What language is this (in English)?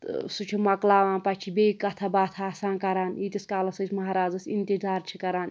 Kashmiri